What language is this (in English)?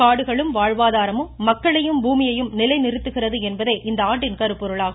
Tamil